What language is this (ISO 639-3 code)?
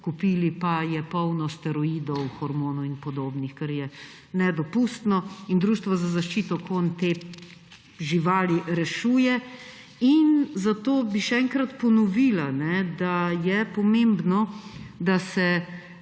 slv